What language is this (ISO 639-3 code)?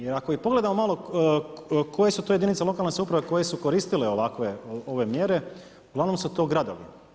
hrv